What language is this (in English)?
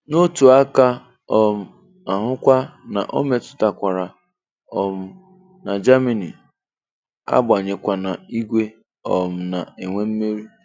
Igbo